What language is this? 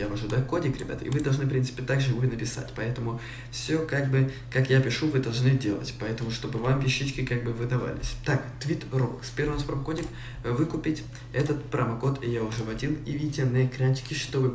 Russian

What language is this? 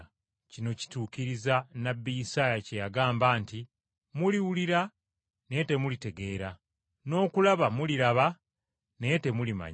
Ganda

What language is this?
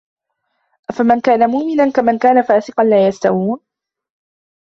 Arabic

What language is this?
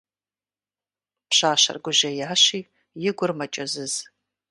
Kabardian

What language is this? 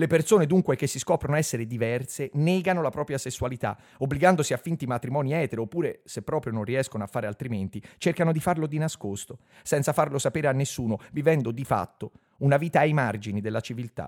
Italian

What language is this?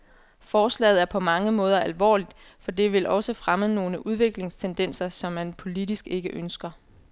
Danish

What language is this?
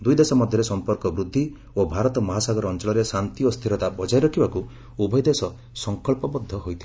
Odia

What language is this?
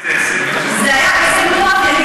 Hebrew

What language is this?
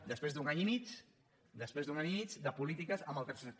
Catalan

